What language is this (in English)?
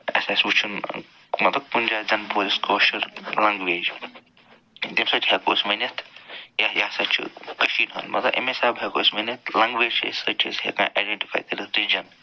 Kashmiri